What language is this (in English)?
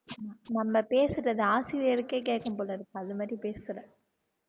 Tamil